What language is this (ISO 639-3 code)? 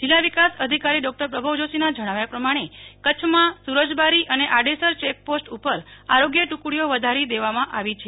guj